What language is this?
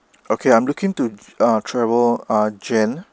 English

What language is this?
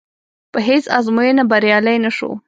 Pashto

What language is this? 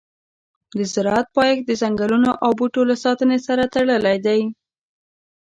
Pashto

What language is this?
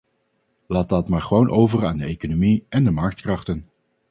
Dutch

